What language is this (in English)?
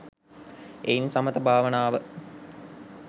Sinhala